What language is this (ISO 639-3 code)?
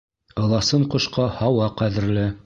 bak